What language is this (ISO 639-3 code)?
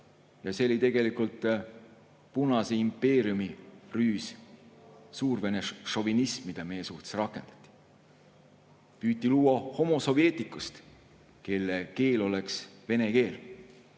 est